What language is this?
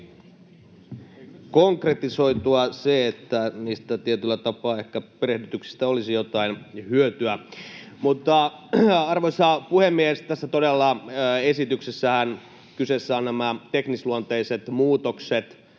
Finnish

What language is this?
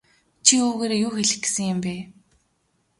Mongolian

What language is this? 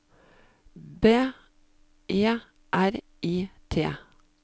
Norwegian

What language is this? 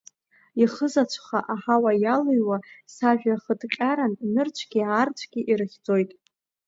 Abkhazian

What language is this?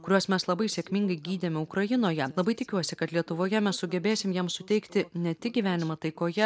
Lithuanian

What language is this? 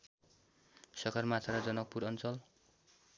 Nepali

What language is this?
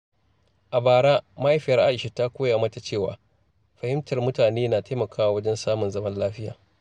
Hausa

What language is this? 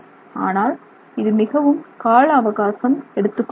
Tamil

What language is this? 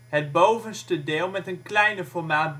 Dutch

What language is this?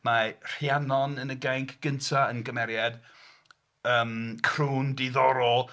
Welsh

